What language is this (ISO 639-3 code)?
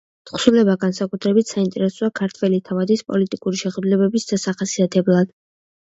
kat